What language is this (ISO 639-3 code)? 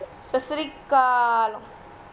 pan